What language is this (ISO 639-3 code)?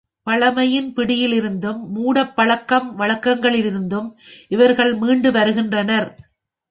tam